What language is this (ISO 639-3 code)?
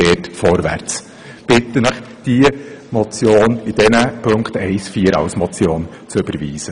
gsw